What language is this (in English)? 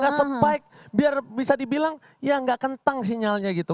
Indonesian